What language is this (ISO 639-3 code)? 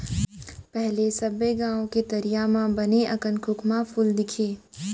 hne